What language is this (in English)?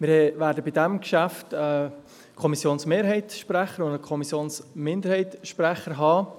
Swiss German